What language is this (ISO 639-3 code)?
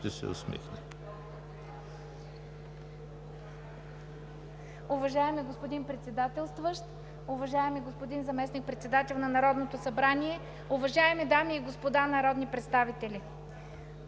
bul